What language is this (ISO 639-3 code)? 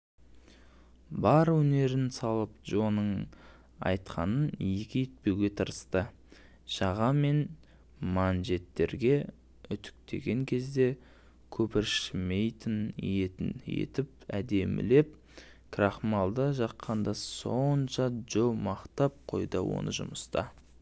kaz